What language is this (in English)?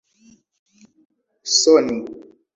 Esperanto